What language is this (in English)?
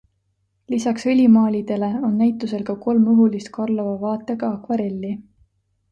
Estonian